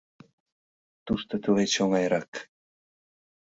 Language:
Mari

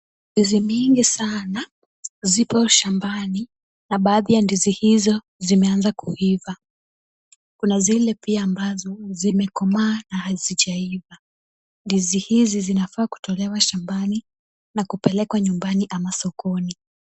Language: Swahili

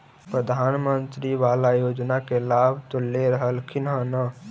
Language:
Magahi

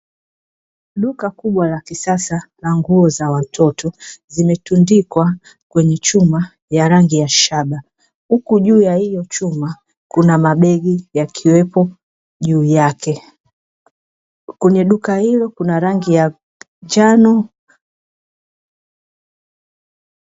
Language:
Swahili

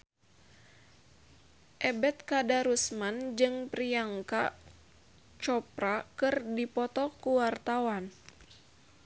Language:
Sundanese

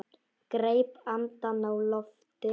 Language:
Icelandic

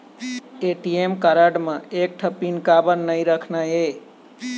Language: Chhattisgarhi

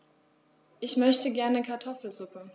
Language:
German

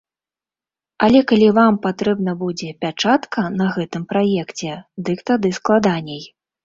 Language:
Belarusian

